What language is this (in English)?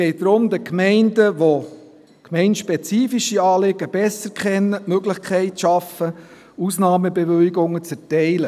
Swiss German